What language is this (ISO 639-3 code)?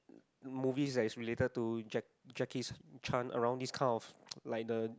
eng